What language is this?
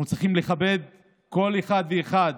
Hebrew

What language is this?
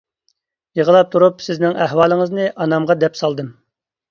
Uyghur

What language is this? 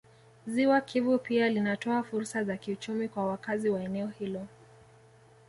Swahili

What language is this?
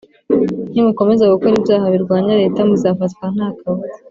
Kinyarwanda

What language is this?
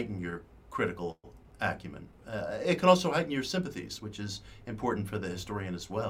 English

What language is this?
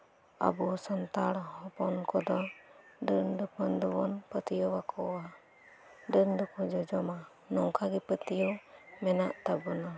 Santali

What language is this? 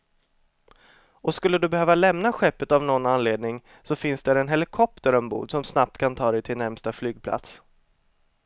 Swedish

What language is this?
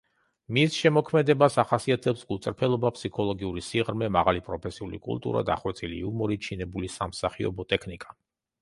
Georgian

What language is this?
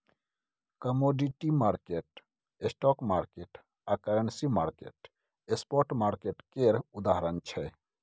Maithili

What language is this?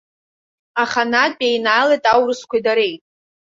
Abkhazian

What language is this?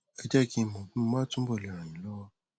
Yoruba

